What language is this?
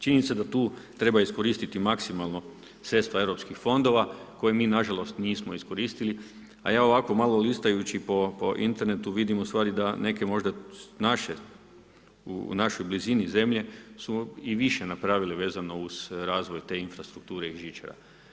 Croatian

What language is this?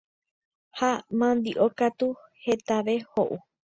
Guarani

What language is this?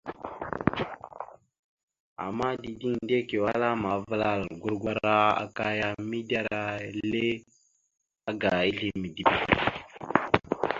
Mada (Cameroon)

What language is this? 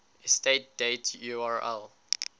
English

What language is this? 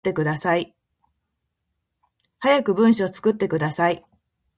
Japanese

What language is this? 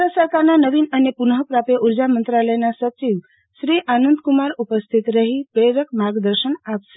Gujarati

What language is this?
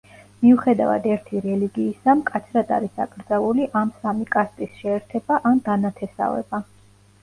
Georgian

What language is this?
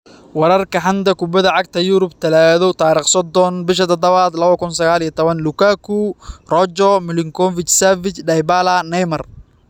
Somali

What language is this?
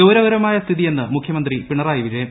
Malayalam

